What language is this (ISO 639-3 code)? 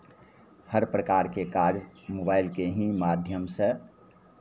mai